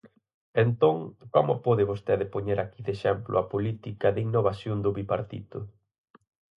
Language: Galician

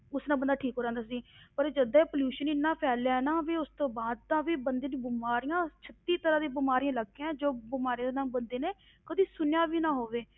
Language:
Punjabi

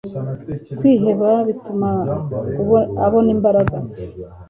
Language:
Kinyarwanda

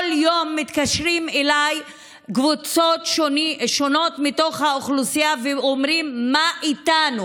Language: Hebrew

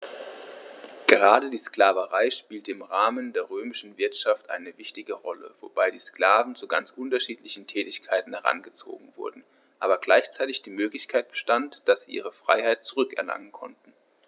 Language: German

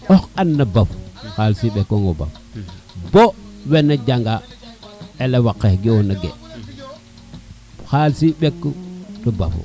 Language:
Serer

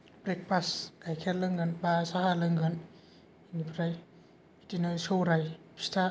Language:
Bodo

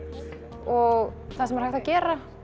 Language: Icelandic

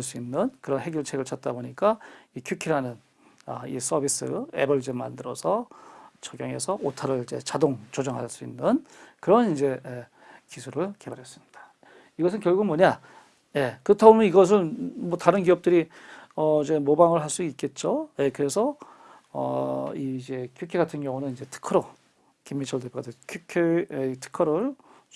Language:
Korean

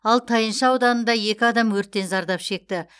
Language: Kazakh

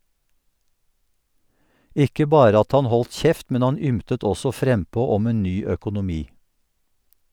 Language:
Norwegian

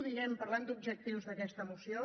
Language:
Catalan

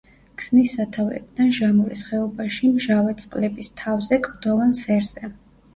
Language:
Georgian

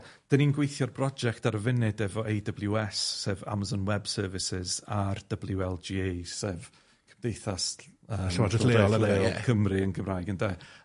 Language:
Welsh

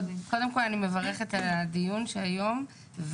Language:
Hebrew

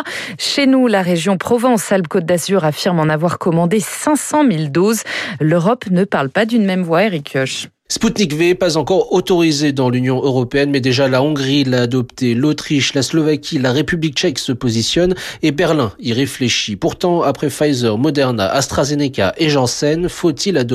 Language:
French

